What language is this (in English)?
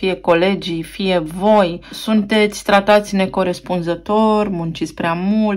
Romanian